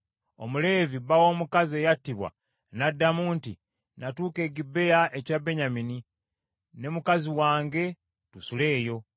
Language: Ganda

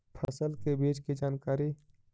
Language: Magahi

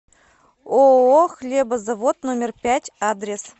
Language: Russian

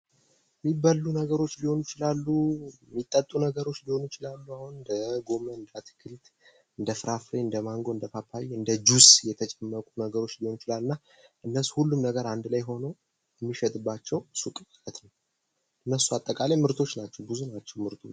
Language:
Amharic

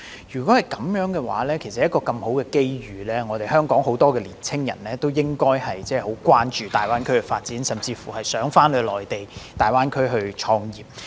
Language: Cantonese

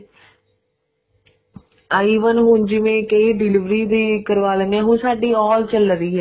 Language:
Punjabi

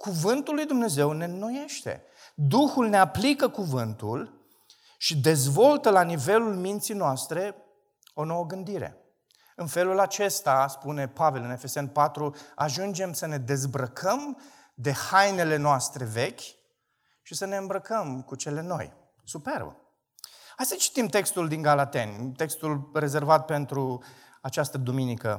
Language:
Romanian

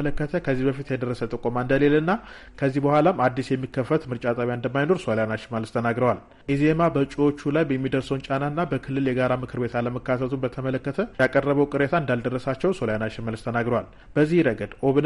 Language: Amharic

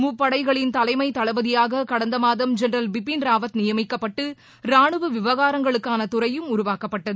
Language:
Tamil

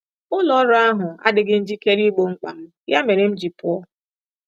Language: Igbo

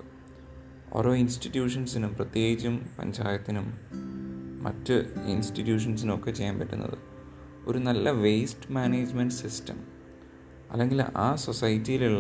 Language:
Malayalam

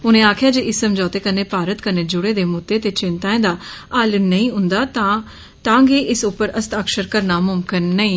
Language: Dogri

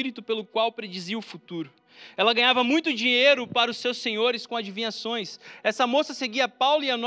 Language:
Portuguese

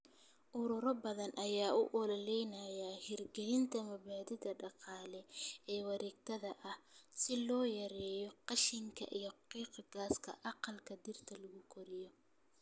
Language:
Somali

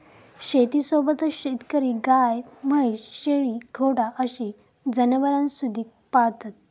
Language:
Marathi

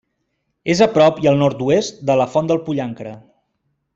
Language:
Catalan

